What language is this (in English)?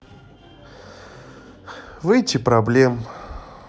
Russian